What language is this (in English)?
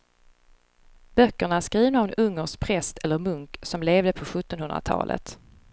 Swedish